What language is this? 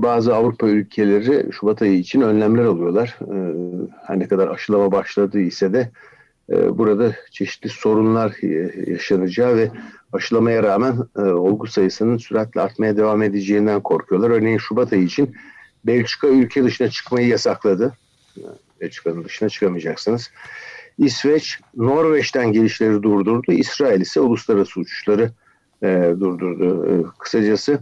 Turkish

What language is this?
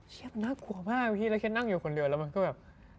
Thai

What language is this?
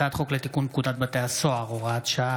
Hebrew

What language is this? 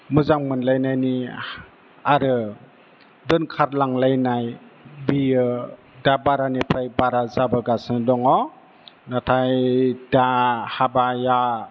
Bodo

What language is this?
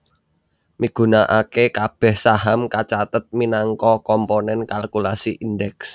Javanese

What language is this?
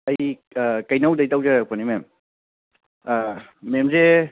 Manipuri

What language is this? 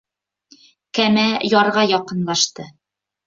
Bashkir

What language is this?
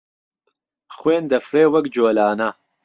Central Kurdish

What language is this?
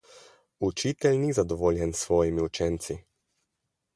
Slovenian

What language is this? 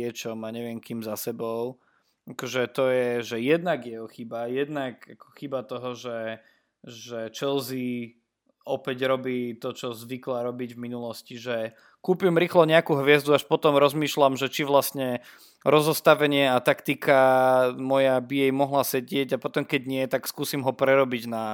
Slovak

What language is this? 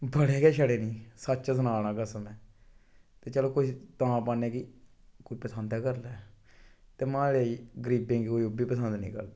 Dogri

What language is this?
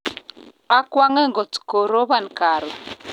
Kalenjin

